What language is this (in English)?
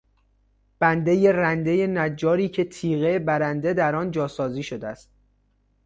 Persian